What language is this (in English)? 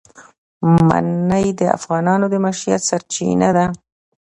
Pashto